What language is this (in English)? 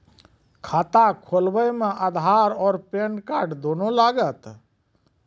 Maithili